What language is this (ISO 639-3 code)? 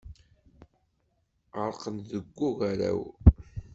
kab